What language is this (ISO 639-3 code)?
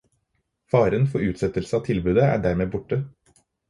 nob